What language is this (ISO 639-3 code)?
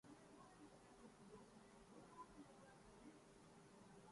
urd